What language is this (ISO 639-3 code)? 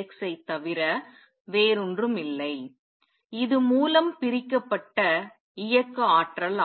tam